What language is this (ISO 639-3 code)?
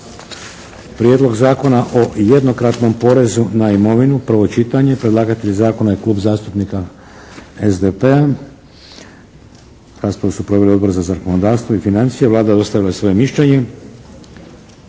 hrv